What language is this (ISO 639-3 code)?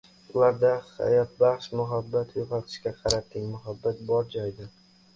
uzb